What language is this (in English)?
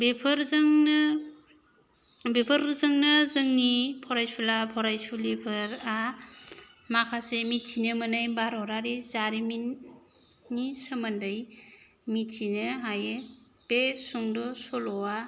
Bodo